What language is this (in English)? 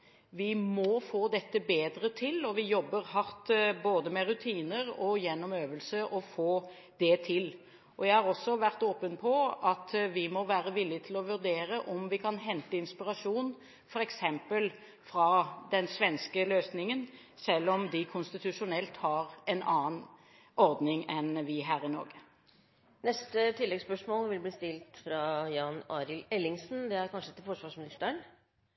Norwegian